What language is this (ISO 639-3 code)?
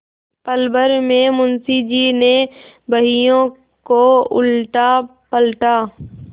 hin